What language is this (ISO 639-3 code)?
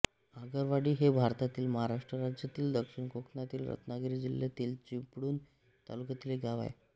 mar